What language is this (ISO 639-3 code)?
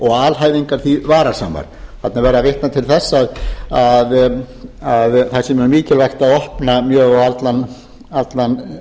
isl